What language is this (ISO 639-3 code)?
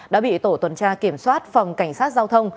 vie